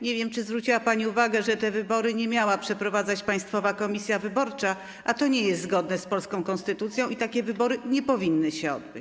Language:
Polish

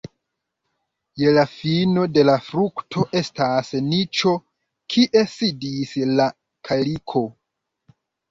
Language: Esperanto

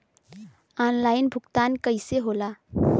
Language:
Bhojpuri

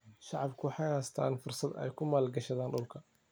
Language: Somali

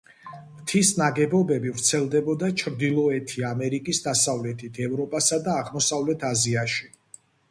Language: Georgian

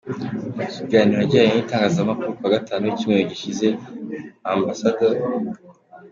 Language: Kinyarwanda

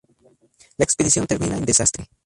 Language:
Spanish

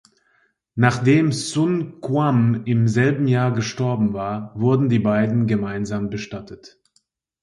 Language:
German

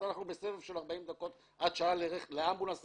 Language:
Hebrew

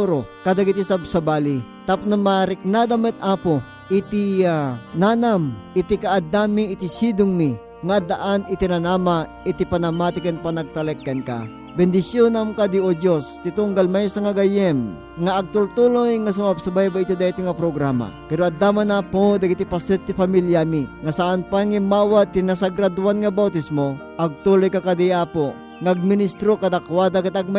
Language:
Filipino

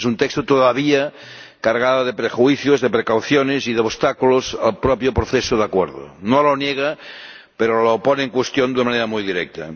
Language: Spanish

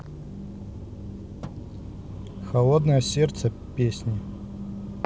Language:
Russian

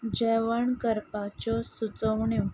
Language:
Konkani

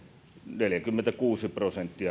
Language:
Finnish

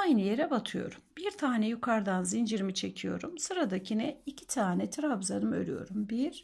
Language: Turkish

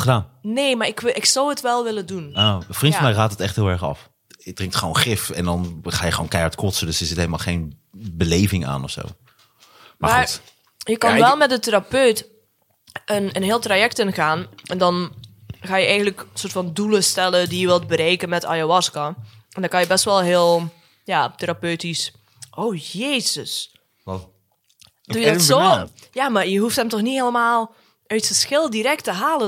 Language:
Dutch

